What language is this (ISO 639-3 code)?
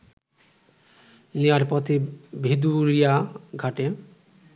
ben